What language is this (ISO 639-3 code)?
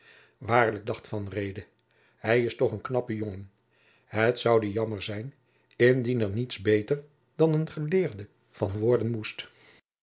nld